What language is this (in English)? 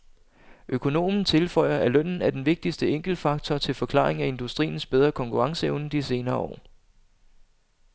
Danish